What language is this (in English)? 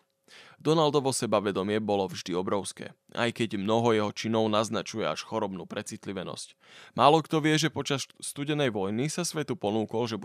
Slovak